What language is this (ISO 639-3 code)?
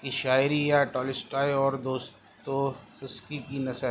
urd